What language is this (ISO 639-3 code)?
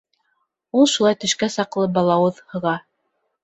bak